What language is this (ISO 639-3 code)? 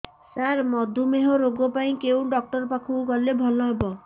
ori